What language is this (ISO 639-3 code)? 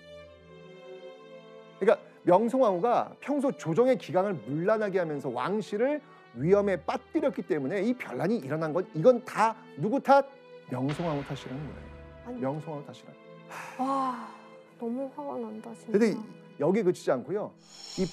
kor